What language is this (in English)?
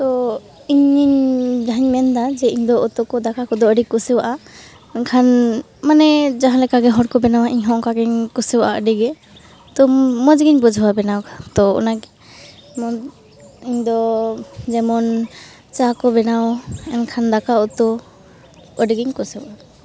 Santali